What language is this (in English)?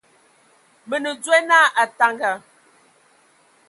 Ewondo